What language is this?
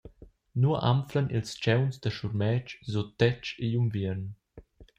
Romansh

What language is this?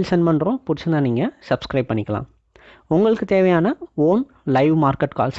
English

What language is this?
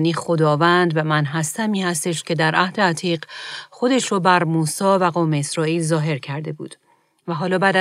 Persian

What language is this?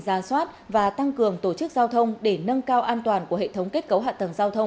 Vietnamese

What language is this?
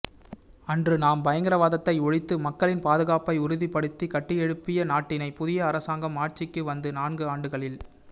Tamil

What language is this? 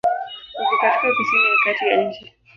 Swahili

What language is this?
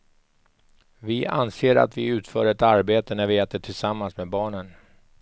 Swedish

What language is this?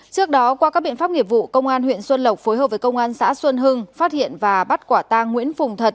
Vietnamese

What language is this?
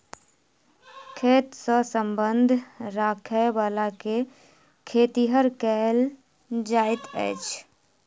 Maithili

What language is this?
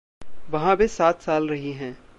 Hindi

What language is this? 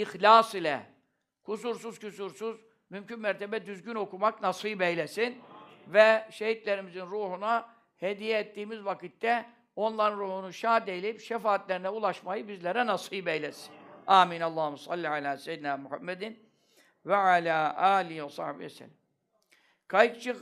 Turkish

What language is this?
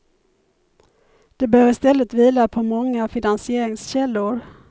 Swedish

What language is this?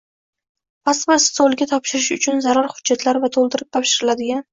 Uzbek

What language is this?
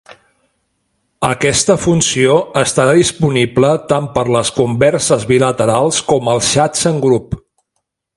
Catalan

